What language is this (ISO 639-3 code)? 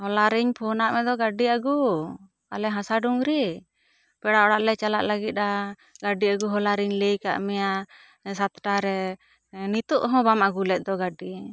sat